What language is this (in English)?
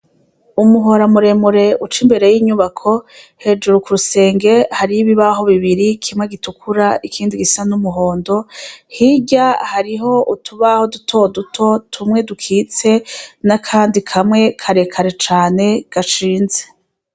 Rundi